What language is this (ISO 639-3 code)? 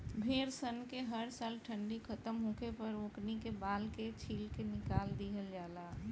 bho